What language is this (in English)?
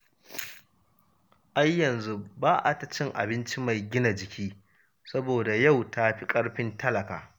Hausa